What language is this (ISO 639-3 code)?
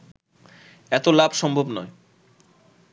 ben